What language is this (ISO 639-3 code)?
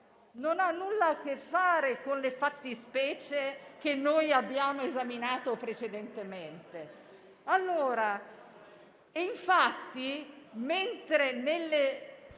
ita